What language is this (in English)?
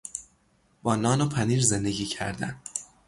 Persian